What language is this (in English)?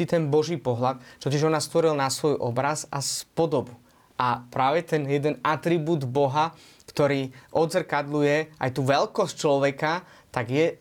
Slovak